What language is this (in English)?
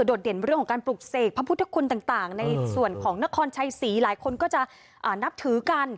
Thai